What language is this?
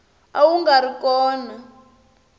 Tsonga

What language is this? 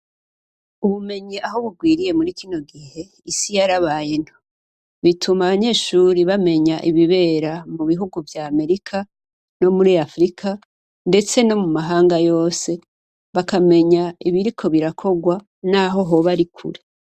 Rundi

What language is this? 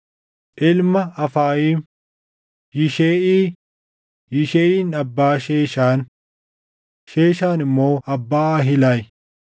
Oromo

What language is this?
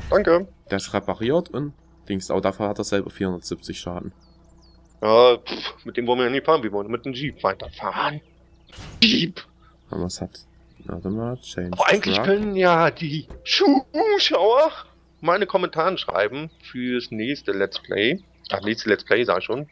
German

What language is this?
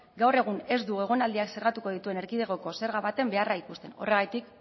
Basque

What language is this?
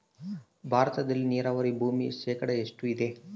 Kannada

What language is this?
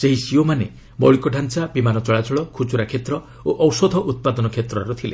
Odia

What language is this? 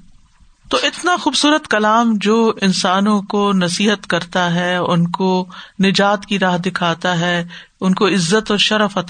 Urdu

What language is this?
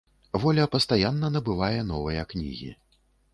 Belarusian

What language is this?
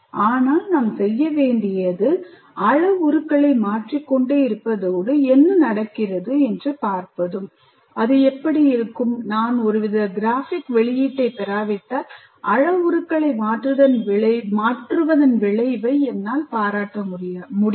Tamil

